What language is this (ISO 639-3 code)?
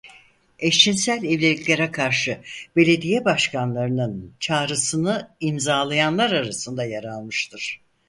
tur